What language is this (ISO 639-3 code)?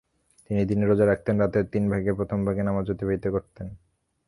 ben